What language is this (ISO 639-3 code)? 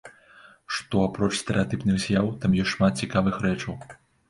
bel